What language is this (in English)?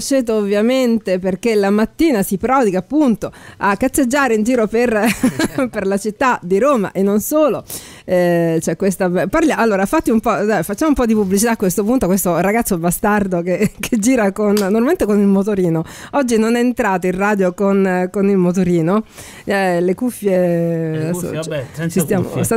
Italian